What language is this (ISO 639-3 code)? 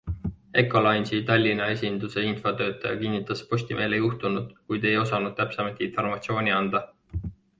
est